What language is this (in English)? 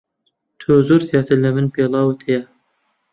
Central Kurdish